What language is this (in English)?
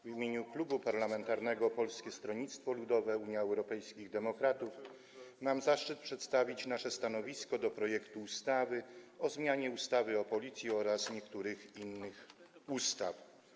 Polish